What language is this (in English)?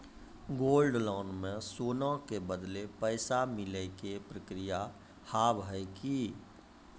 Maithili